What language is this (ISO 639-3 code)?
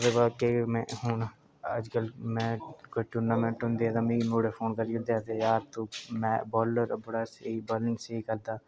doi